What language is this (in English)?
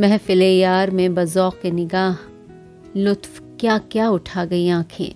Hindi